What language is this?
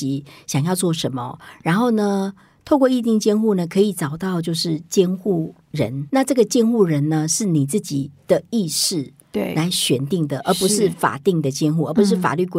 Chinese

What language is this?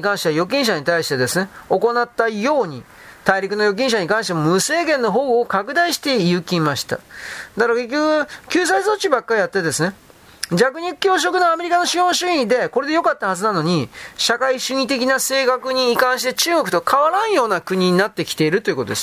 Japanese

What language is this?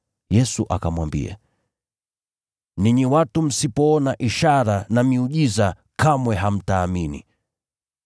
Swahili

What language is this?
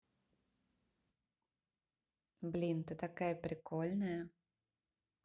Russian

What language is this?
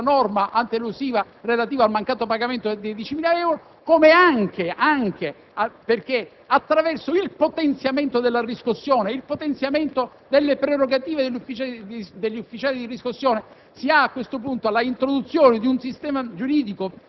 Italian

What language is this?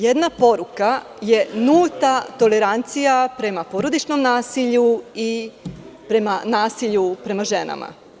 Serbian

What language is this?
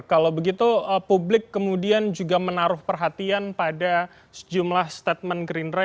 Indonesian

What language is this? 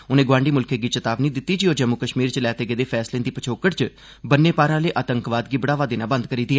Dogri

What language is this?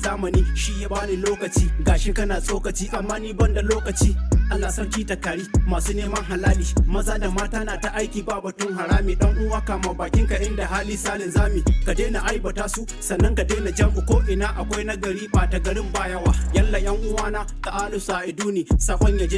Arabic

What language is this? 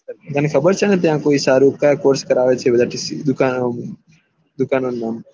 Gujarati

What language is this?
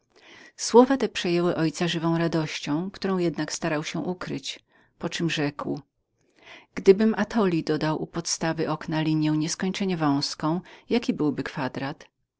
Polish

